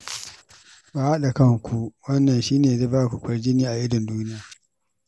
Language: Hausa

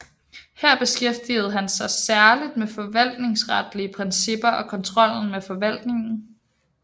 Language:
Danish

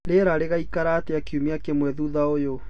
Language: Kikuyu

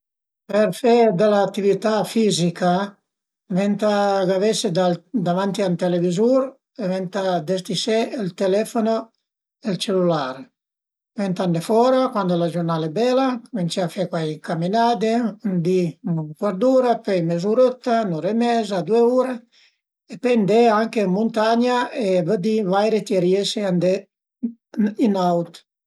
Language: Piedmontese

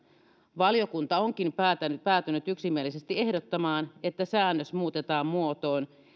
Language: Finnish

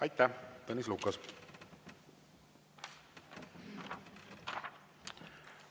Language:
Estonian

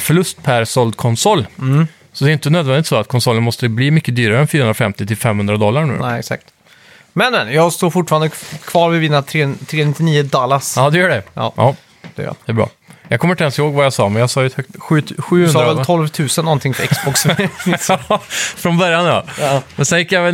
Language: Swedish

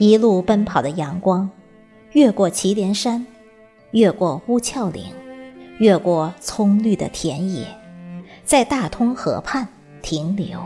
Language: Chinese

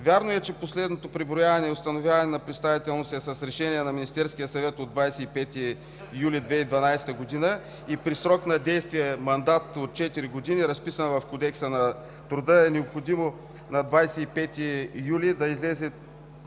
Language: Bulgarian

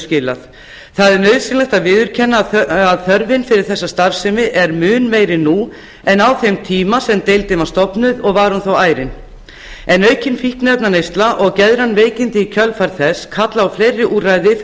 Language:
Icelandic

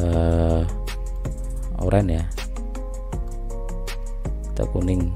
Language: Indonesian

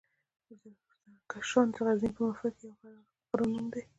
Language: Pashto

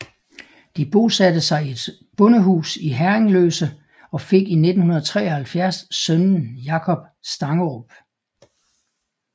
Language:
Danish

